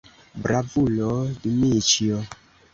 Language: Esperanto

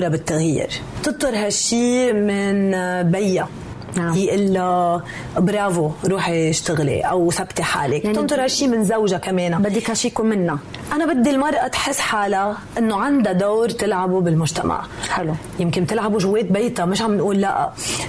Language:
Arabic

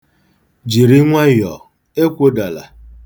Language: Igbo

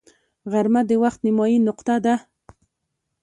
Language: Pashto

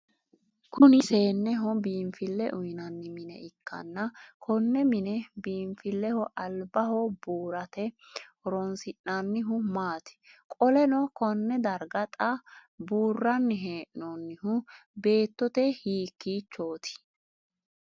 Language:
Sidamo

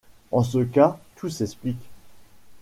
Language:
French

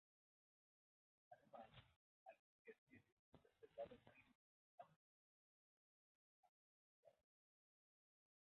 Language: Spanish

